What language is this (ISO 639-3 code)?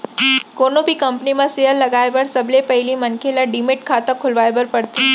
hne